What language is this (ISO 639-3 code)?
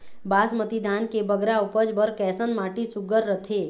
hne